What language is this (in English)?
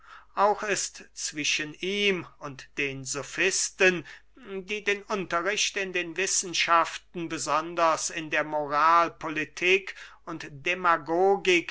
German